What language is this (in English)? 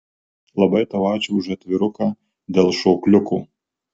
Lithuanian